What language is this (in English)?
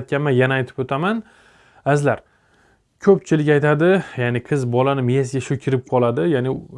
Turkish